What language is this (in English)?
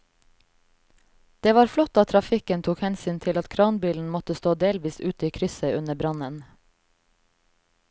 Norwegian